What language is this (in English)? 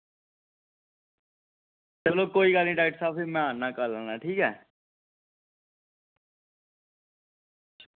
Dogri